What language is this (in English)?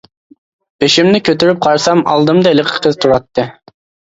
Uyghur